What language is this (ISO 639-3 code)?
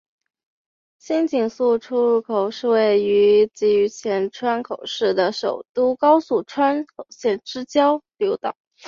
zho